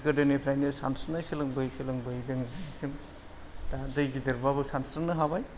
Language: Bodo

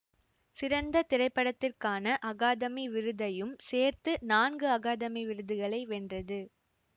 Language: Tamil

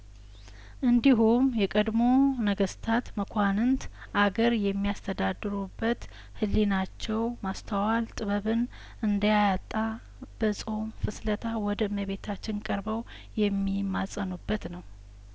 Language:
Amharic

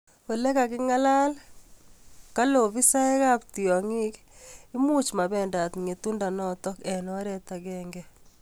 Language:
Kalenjin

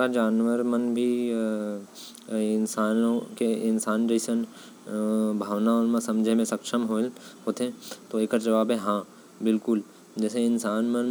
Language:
Korwa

